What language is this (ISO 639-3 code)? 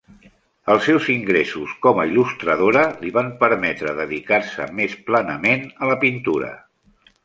cat